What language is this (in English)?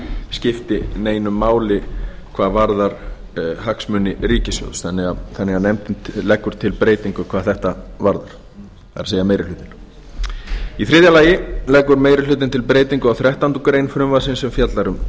Icelandic